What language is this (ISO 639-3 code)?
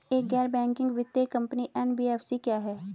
hin